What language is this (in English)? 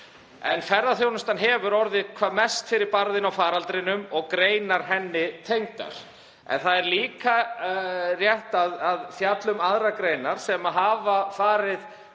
Icelandic